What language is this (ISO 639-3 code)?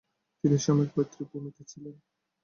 ben